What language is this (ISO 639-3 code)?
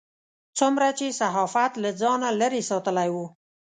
pus